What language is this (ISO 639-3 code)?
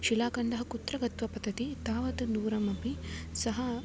san